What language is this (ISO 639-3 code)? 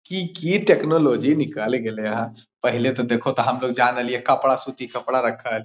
mag